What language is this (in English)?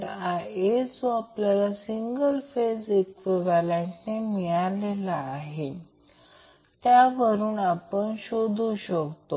Marathi